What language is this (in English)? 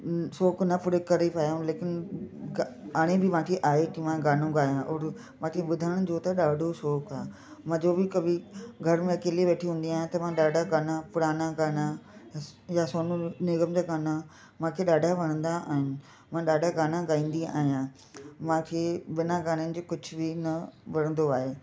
Sindhi